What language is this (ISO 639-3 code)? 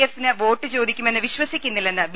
mal